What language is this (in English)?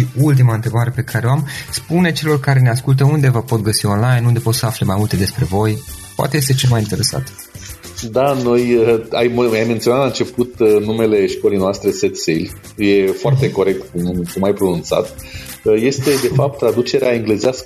Romanian